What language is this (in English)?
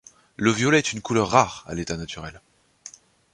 French